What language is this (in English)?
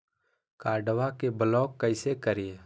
Magahi